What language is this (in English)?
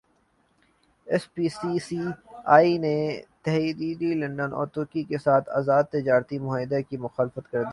Urdu